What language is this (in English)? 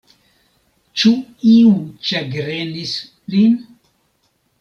Esperanto